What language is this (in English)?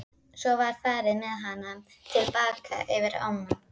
Icelandic